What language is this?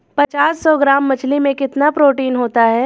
Hindi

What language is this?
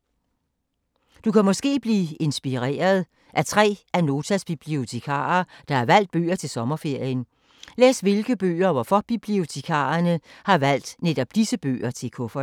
Danish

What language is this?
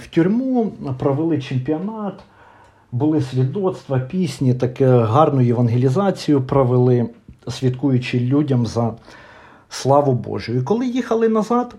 Ukrainian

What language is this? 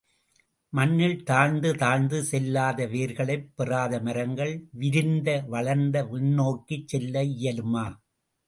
Tamil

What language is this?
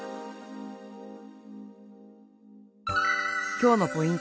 Japanese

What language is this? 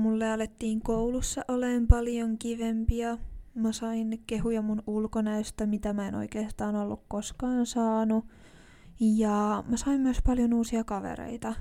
Finnish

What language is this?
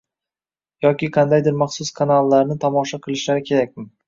Uzbek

